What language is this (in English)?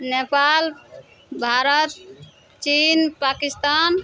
Maithili